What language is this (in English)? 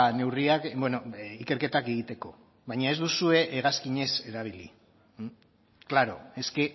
Basque